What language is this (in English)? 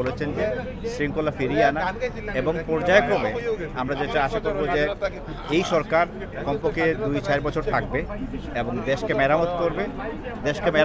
Bangla